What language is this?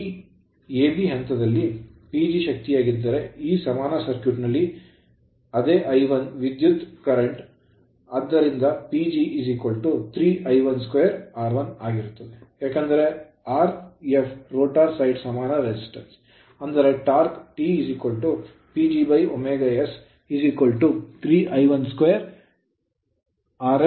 Kannada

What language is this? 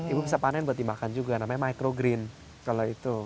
Indonesian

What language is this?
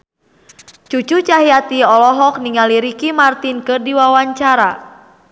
Sundanese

